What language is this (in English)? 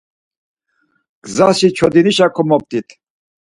Laz